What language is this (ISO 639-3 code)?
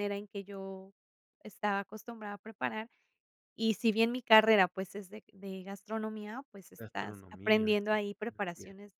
spa